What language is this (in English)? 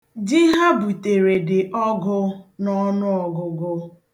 Igbo